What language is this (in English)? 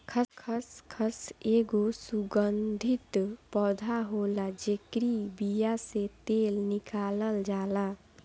Bhojpuri